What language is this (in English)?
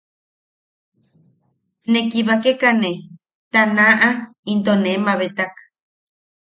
Yaqui